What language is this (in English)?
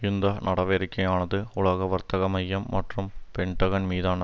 Tamil